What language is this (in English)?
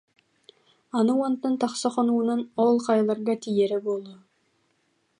Yakut